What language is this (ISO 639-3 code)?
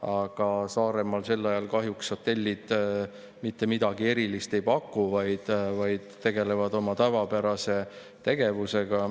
est